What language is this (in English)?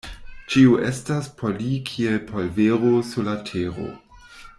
Esperanto